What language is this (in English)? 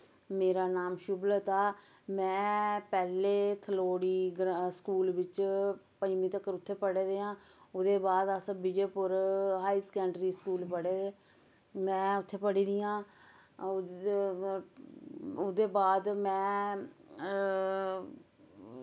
Dogri